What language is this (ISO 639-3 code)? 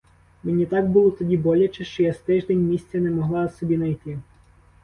ukr